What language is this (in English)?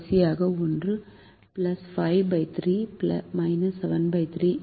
Tamil